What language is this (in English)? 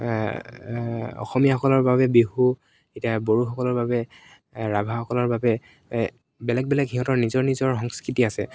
Assamese